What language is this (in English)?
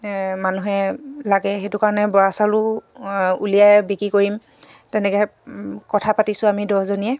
Assamese